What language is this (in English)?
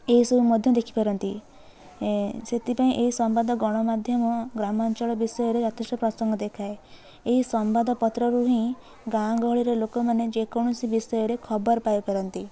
Odia